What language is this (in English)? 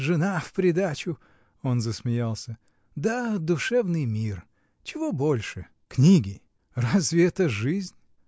Russian